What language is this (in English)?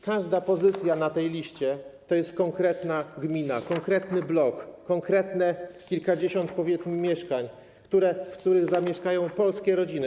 Polish